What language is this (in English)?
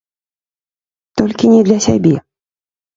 Belarusian